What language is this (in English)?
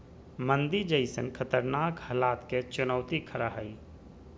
Magahi